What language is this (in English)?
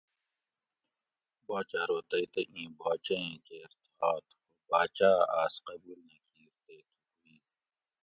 Gawri